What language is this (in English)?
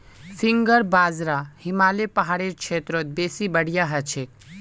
Magahi